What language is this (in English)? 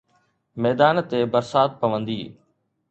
Sindhi